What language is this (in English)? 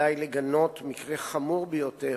Hebrew